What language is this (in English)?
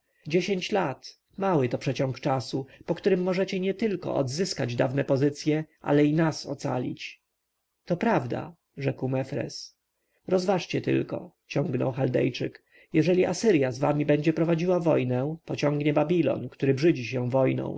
Polish